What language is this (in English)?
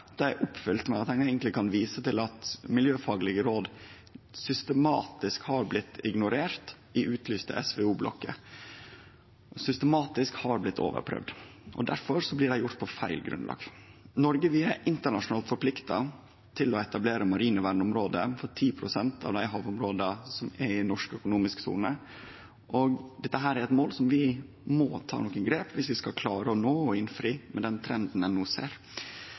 Norwegian Nynorsk